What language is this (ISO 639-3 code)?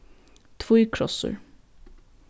fao